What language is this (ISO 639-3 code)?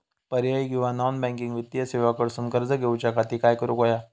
mar